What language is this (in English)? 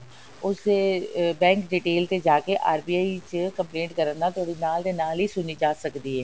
Punjabi